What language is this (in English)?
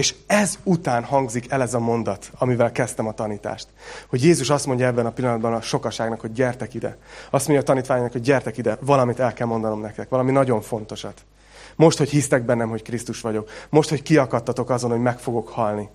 Hungarian